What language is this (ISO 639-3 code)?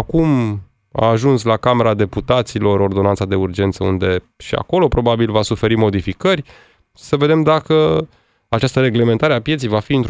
ron